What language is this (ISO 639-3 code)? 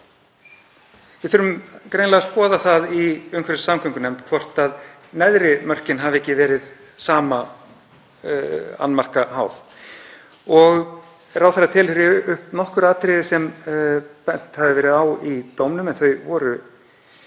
isl